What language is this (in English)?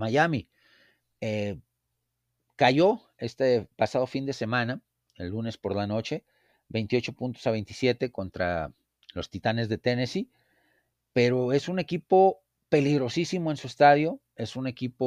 Spanish